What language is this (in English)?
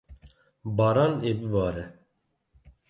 Kurdish